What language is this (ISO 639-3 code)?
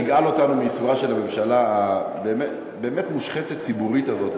heb